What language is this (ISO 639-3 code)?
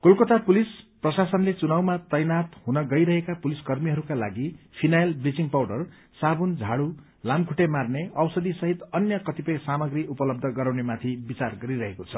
nep